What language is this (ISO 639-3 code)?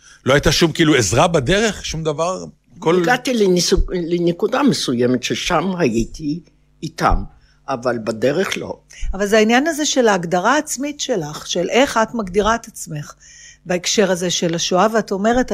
heb